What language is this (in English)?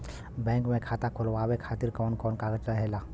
Bhojpuri